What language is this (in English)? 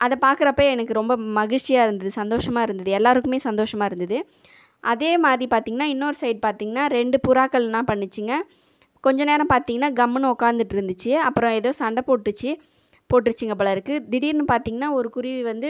Tamil